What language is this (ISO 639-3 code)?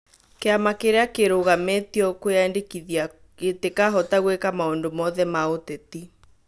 kik